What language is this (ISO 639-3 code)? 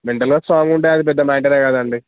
tel